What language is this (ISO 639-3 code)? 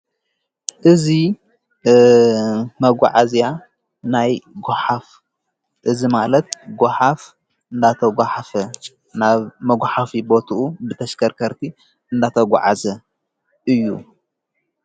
tir